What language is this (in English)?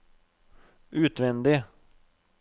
Norwegian